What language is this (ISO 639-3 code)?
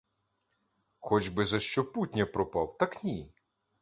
ukr